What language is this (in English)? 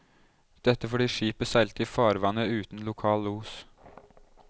Norwegian